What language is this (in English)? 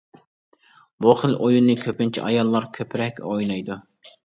Uyghur